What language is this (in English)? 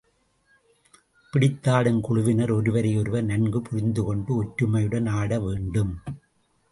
Tamil